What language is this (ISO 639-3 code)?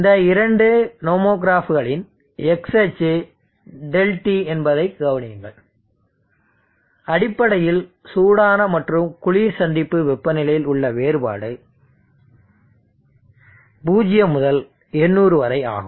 tam